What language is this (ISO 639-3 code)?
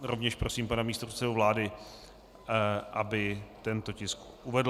ces